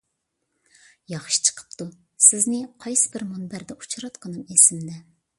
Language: Uyghur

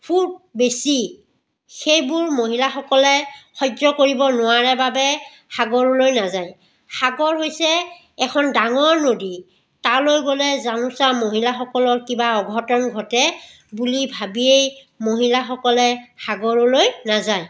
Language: Assamese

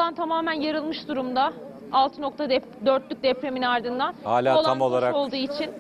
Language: Turkish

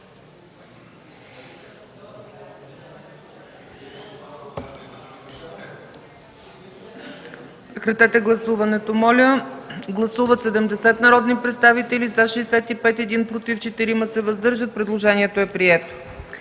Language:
Bulgarian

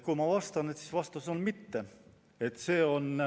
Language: Estonian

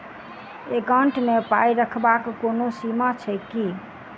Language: Maithili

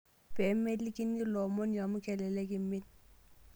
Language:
Masai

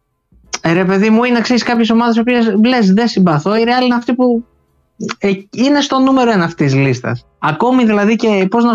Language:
Greek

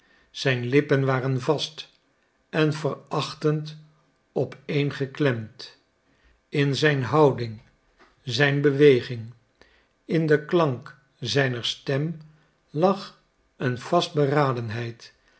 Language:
Dutch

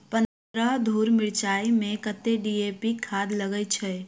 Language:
Maithili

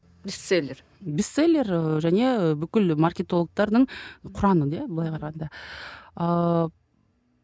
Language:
Kazakh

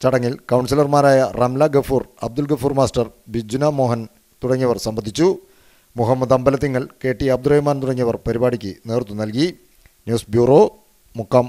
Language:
Thai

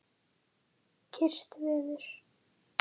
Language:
Icelandic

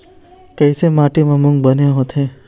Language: Chhattisgarhi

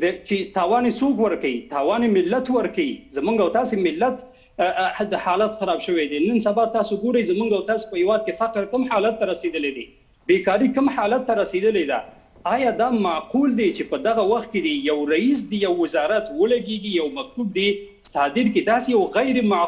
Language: Persian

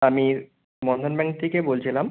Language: Bangla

